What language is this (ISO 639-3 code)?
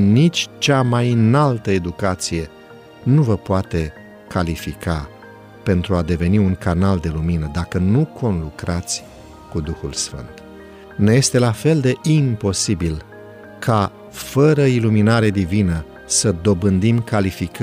ron